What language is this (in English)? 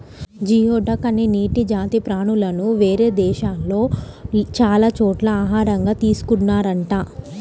Telugu